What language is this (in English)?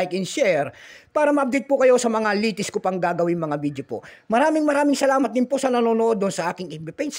Filipino